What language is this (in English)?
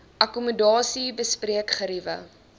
Afrikaans